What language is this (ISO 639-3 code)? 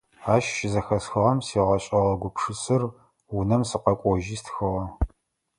ady